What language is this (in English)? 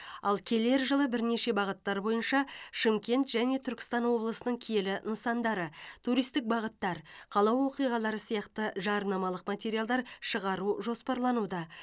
Kazakh